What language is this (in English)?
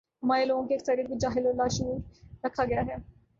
Urdu